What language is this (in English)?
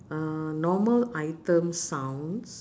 English